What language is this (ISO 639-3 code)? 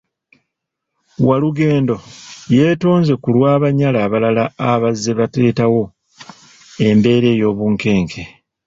lug